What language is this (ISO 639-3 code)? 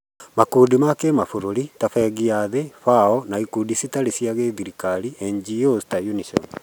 kik